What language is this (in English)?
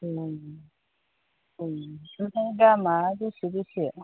Bodo